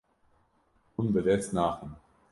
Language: Kurdish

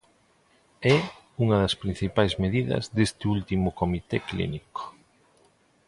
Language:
Galician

